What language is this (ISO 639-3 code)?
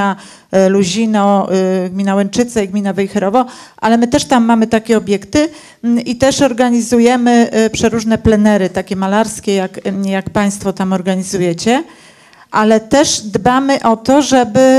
pol